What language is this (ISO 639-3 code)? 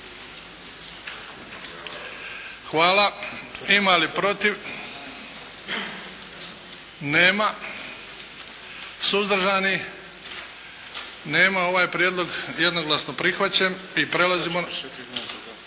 hrv